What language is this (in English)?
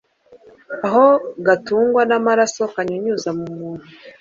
Kinyarwanda